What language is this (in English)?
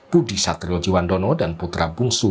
Indonesian